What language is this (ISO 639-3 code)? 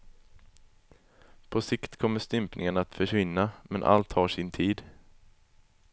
swe